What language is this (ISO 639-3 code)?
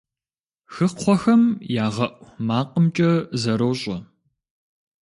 kbd